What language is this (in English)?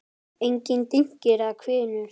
Icelandic